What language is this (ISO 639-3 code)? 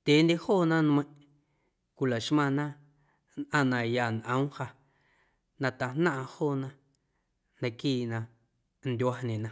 amu